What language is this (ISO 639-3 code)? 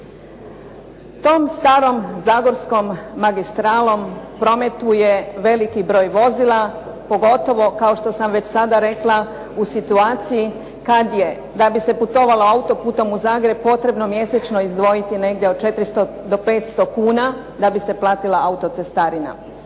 hrv